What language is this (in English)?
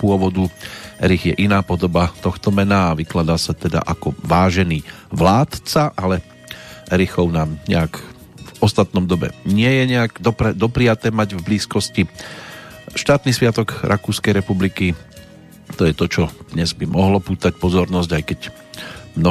Slovak